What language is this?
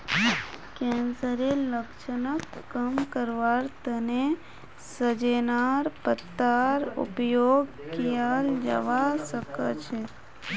Magahi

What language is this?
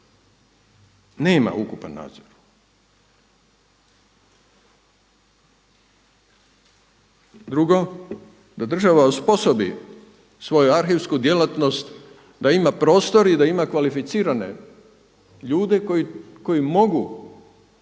Croatian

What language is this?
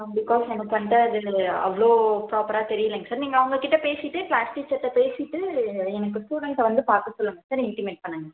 Tamil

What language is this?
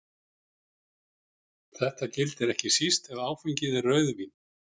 Icelandic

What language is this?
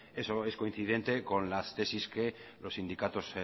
Spanish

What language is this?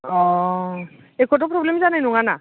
Bodo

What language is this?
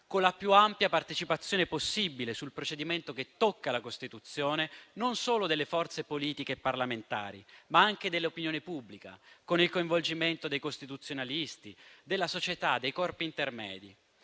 Italian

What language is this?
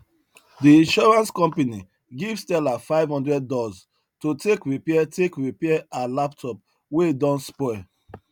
Nigerian Pidgin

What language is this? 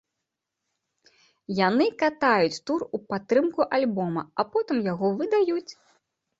Belarusian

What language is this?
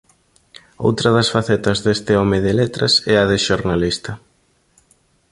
Galician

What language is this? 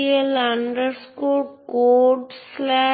Bangla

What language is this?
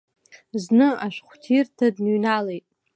Abkhazian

